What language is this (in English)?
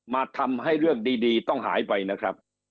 Thai